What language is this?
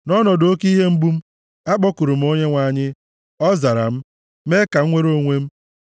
Igbo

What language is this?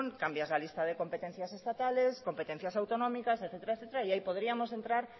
Spanish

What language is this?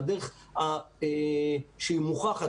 Hebrew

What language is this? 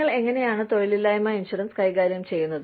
Malayalam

